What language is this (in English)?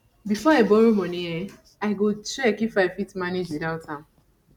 Nigerian Pidgin